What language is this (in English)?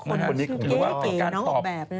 Thai